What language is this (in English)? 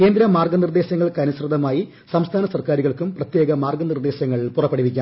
Malayalam